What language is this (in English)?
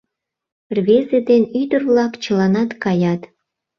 Mari